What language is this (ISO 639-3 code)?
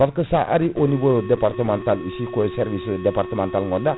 ful